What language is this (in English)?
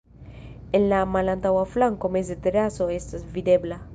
Esperanto